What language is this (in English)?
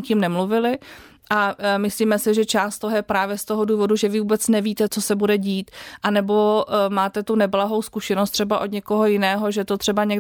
Czech